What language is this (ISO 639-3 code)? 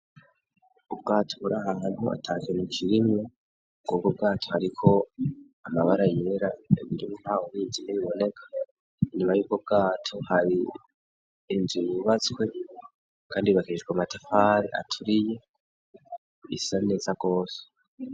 run